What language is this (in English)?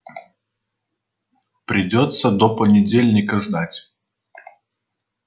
Russian